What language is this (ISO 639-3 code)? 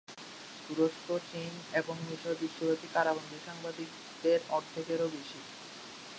ben